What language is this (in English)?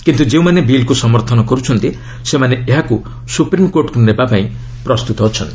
Odia